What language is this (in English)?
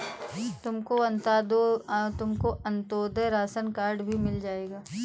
Hindi